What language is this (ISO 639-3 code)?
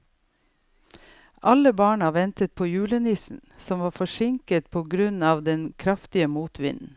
nor